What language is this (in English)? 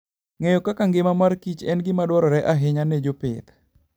Luo (Kenya and Tanzania)